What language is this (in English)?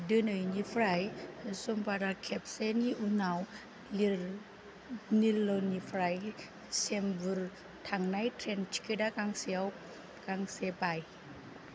Bodo